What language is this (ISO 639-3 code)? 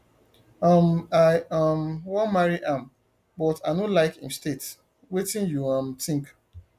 pcm